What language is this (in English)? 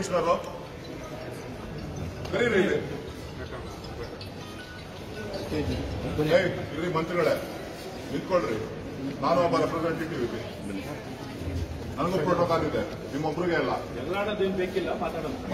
Romanian